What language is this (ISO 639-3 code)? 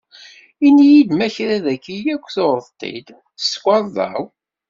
kab